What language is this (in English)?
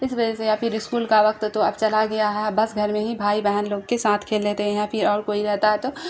Urdu